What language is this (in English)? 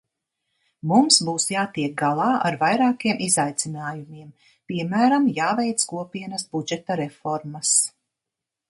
Latvian